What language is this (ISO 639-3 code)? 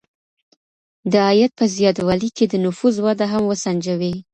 pus